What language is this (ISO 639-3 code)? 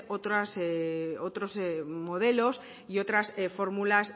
spa